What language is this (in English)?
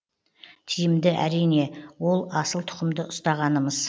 Kazakh